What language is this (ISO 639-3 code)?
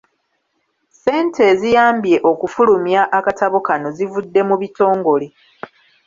lug